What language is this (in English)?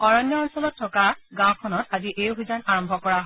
Assamese